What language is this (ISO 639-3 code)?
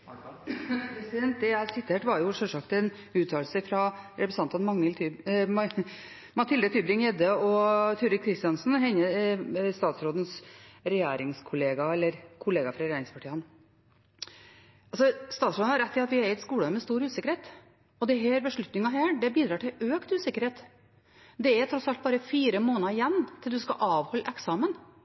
nob